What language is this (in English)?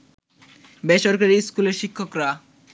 Bangla